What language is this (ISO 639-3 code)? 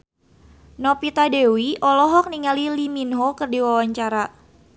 sun